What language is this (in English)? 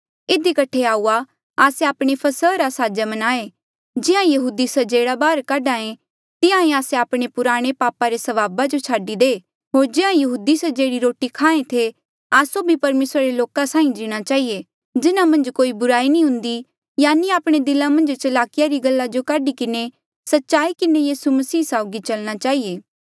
Mandeali